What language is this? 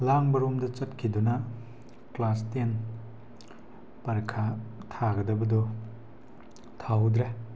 Manipuri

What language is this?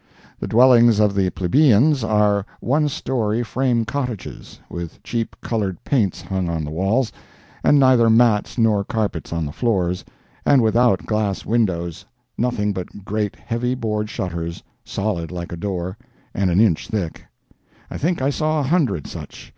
English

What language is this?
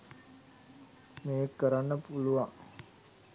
Sinhala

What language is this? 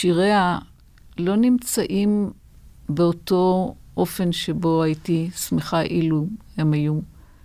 Hebrew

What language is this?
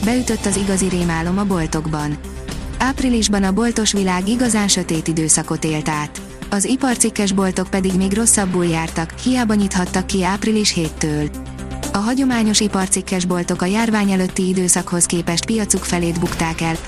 Hungarian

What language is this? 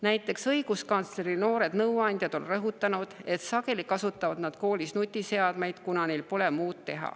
Estonian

